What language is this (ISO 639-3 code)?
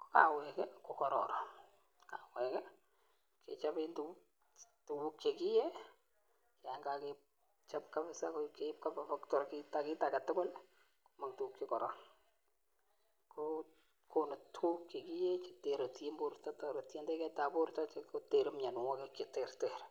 kln